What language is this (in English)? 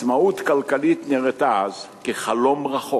Hebrew